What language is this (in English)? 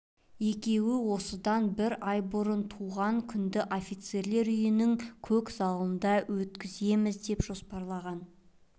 Kazakh